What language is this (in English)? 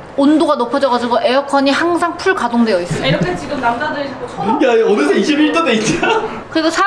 Korean